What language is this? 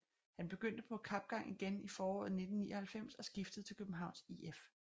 Danish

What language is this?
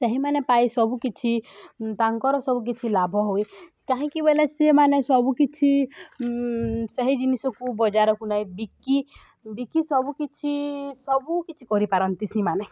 Odia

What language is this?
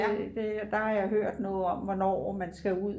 Danish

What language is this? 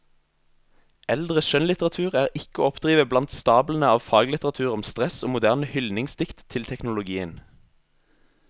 Norwegian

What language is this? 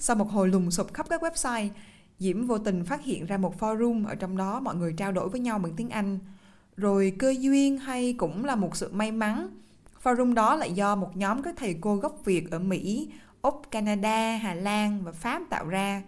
Vietnamese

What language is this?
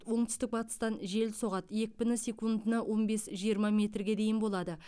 Kazakh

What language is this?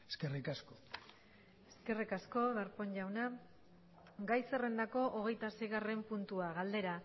Basque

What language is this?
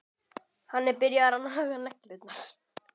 Icelandic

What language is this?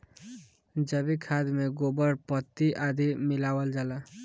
Bhojpuri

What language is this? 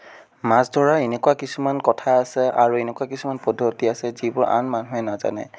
Assamese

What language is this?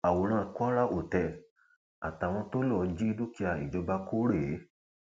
Yoruba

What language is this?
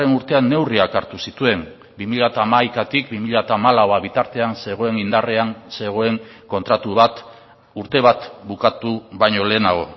Basque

